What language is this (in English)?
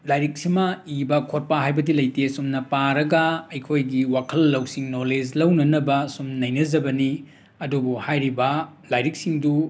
Manipuri